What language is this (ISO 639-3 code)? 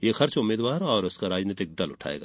hin